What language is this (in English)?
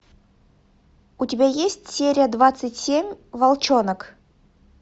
Russian